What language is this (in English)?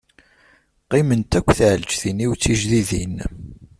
Kabyle